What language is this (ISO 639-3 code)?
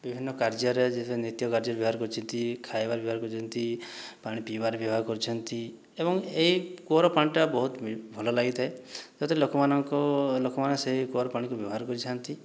ori